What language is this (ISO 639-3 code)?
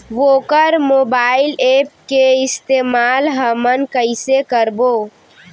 hne